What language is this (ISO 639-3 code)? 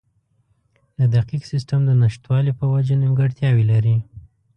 pus